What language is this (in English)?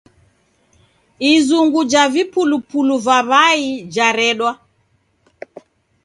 Taita